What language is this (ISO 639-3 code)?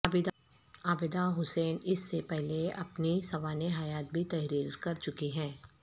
urd